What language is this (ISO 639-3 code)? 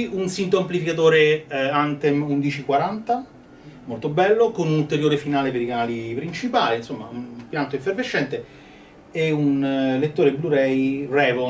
ita